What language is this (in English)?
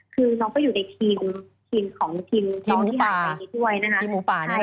Thai